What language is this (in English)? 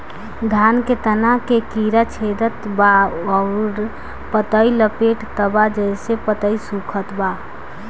Bhojpuri